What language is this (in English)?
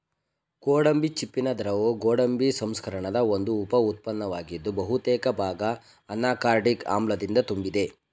Kannada